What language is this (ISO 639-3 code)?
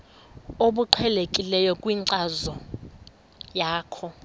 xho